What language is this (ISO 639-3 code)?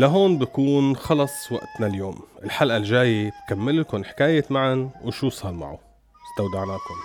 ara